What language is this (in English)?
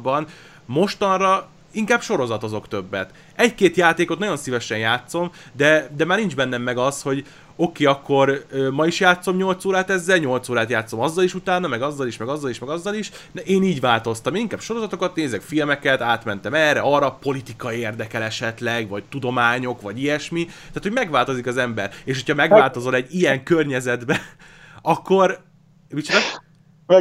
Hungarian